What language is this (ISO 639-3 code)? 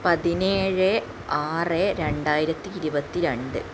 mal